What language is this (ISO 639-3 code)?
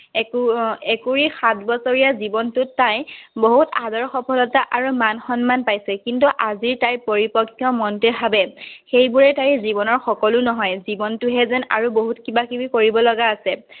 asm